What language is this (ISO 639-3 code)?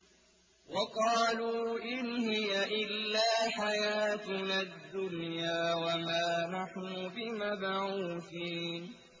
ara